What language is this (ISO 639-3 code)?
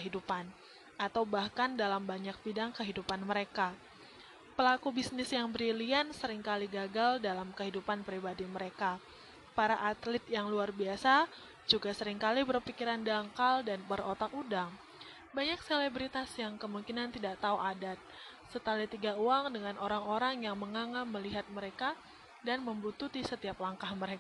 ind